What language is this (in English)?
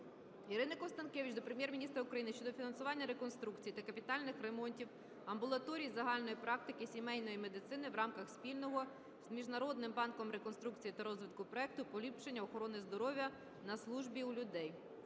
Ukrainian